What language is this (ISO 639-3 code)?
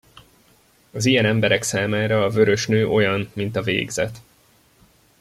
hun